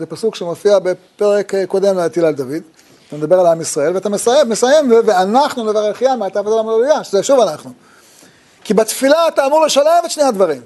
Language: Hebrew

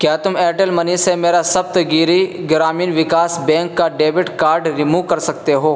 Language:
Urdu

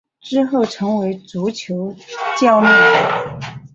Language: Chinese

